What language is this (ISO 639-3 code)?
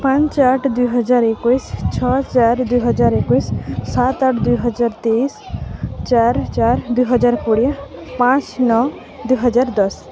ori